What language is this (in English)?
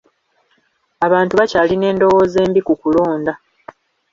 Ganda